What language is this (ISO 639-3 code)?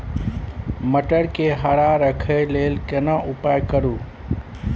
mai